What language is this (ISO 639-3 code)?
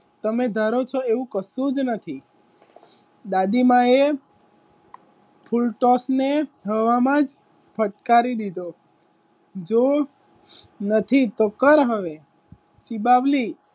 guj